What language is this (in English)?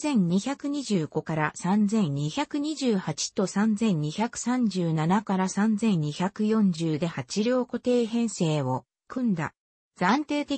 Japanese